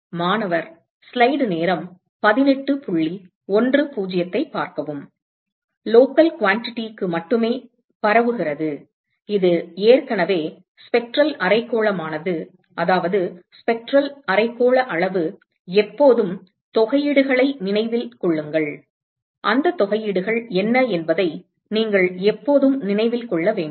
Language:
Tamil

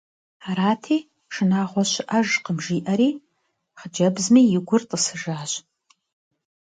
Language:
Kabardian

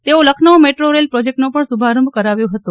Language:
Gujarati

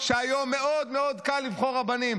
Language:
Hebrew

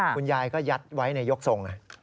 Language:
Thai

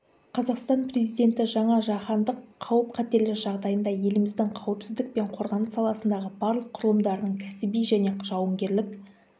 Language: Kazakh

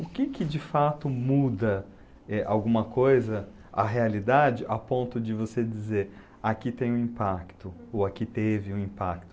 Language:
Portuguese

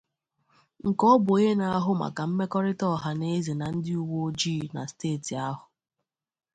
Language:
Igbo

